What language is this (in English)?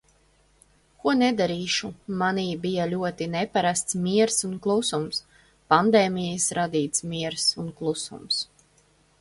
Latvian